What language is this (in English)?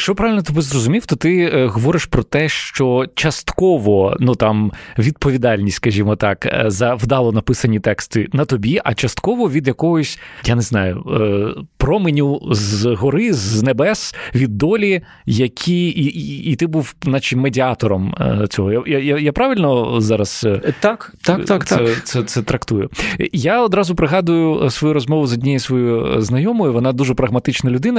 Ukrainian